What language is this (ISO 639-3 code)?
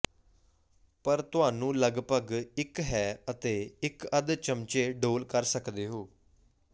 pan